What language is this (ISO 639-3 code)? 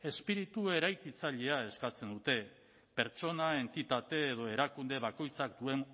eus